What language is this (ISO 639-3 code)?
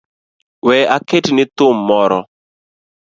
luo